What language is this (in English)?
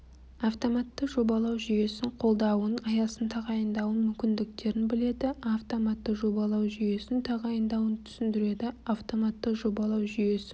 Kazakh